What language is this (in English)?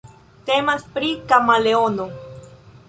Esperanto